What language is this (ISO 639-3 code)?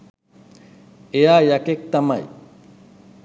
sin